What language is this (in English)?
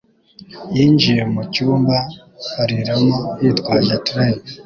Kinyarwanda